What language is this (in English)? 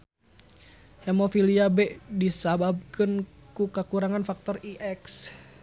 Sundanese